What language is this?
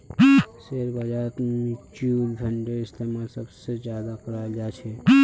Magahi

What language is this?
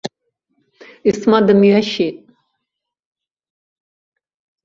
Abkhazian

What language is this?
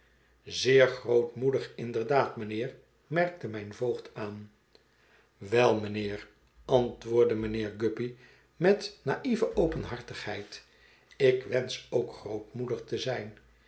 Dutch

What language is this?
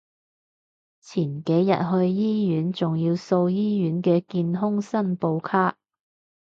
Cantonese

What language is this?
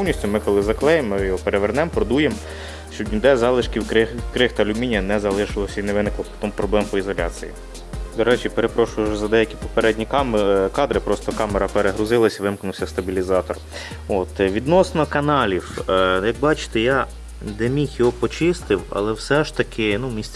Ukrainian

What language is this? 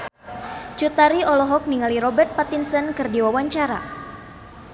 Sundanese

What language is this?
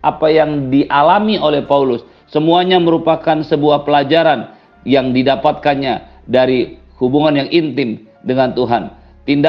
Indonesian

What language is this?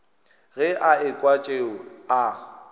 Northern Sotho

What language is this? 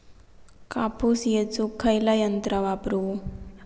Marathi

